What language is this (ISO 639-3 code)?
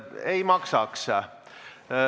est